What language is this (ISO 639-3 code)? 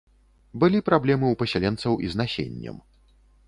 bel